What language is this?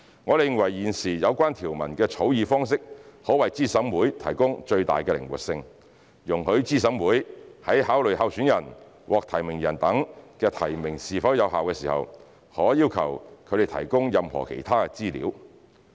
Cantonese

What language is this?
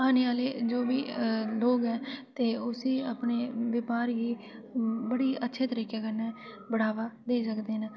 Dogri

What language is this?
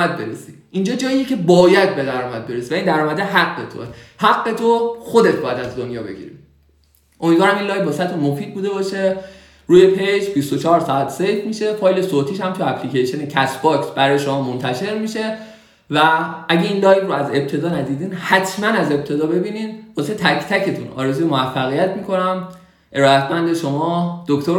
Persian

